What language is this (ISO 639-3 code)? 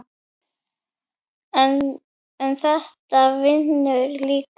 isl